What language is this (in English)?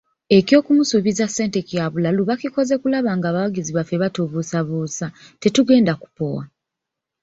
Ganda